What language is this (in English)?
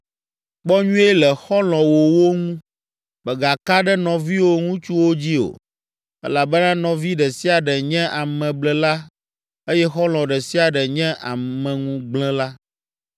Ewe